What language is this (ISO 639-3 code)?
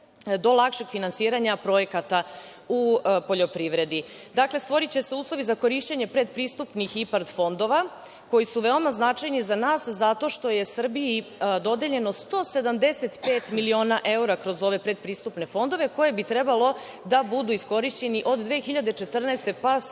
srp